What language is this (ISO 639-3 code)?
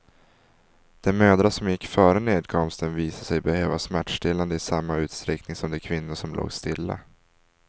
swe